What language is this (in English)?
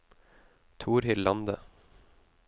Norwegian